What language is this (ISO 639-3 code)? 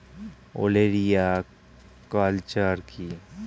ben